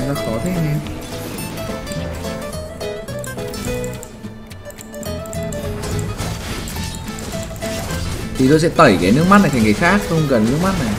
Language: Vietnamese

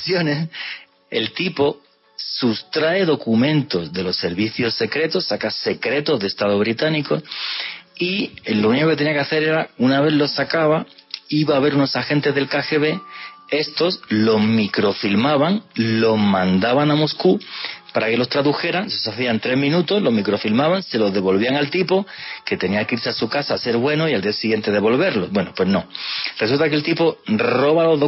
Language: Spanish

